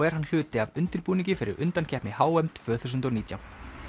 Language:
Icelandic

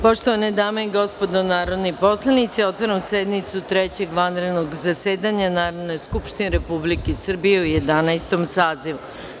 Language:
Serbian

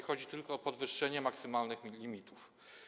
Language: Polish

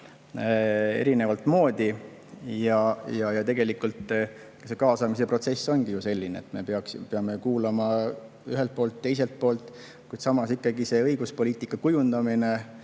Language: Estonian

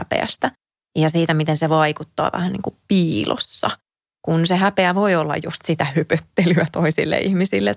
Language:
Finnish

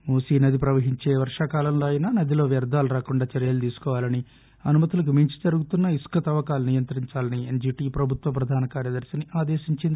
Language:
Telugu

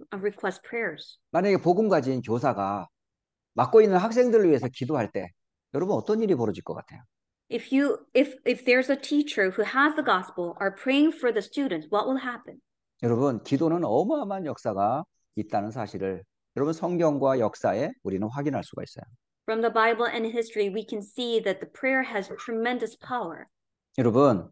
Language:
Korean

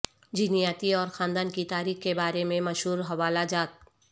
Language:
Urdu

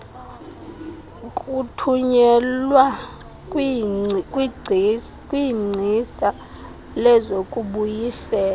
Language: Xhosa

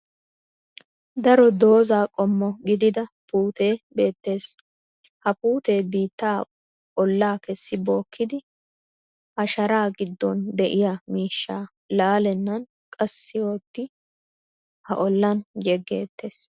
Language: Wolaytta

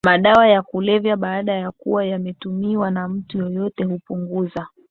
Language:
Swahili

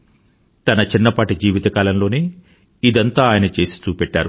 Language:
Telugu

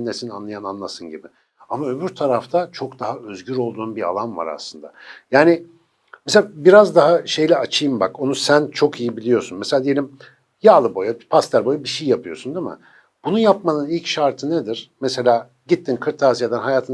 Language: Turkish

